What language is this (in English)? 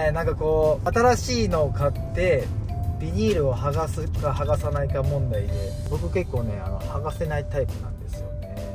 Japanese